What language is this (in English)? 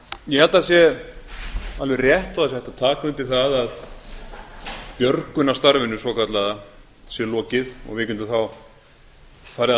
Icelandic